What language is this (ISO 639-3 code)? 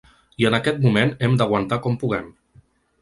cat